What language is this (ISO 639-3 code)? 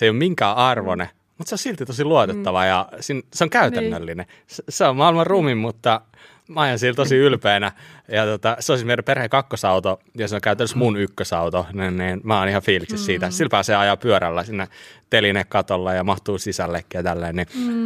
fin